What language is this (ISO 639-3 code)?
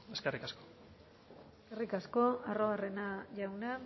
eus